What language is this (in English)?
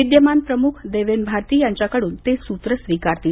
Marathi